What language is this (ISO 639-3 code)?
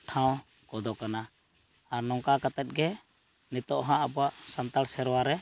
sat